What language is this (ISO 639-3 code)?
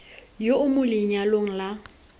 tsn